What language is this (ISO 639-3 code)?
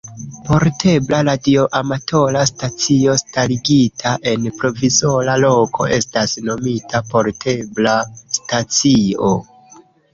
epo